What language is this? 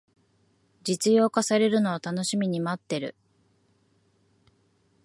Japanese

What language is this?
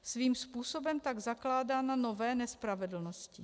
Czech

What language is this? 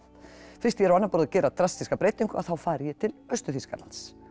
Icelandic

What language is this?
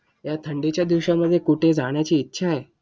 Marathi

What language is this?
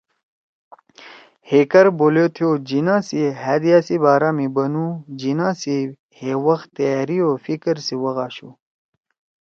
Torwali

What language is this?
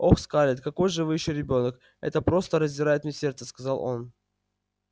Russian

